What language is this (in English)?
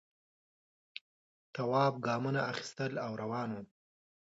Pashto